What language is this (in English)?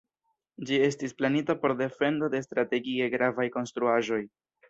Esperanto